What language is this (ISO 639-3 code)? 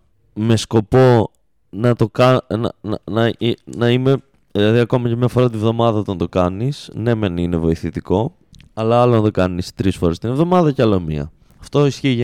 ell